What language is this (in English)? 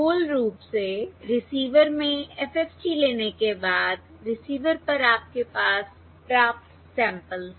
Hindi